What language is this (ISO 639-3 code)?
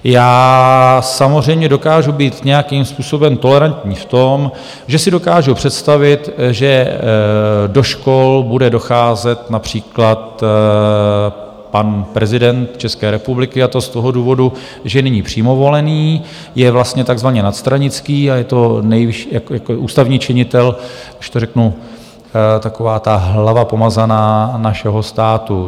ces